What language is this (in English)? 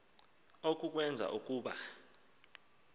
Xhosa